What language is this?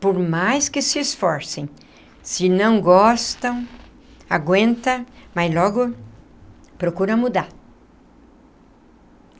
Portuguese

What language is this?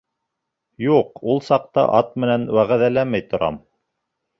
Bashkir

